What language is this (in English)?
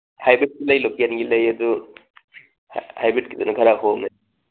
Manipuri